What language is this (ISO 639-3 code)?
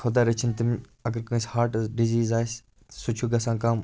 kas